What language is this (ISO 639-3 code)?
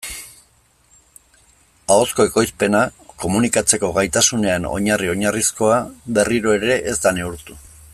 eus